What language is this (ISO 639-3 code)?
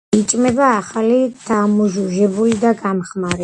kat